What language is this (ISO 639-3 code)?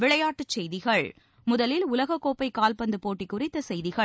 tam